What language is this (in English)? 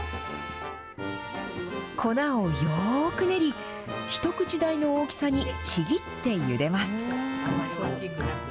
Japanese